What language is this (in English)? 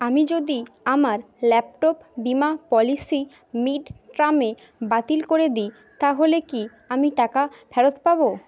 Bangla